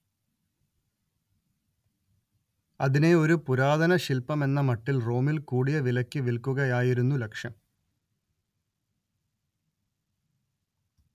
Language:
Malayalam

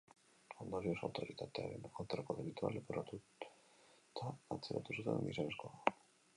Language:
Basque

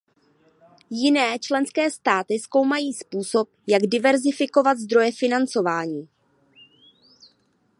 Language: Czech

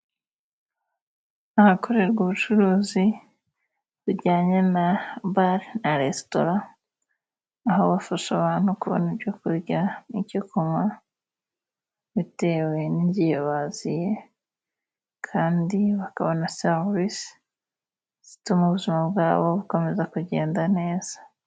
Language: Kinyarwanda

